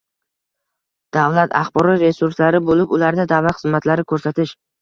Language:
Uzbek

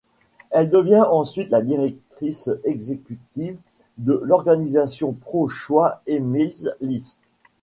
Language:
French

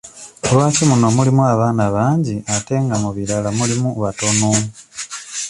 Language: Ganda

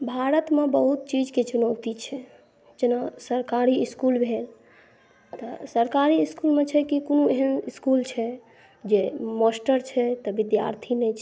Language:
Maithili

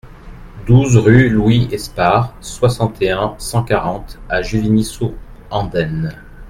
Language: French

